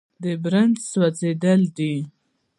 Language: Pashto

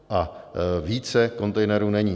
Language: Czech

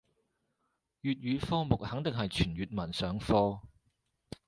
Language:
Cantonese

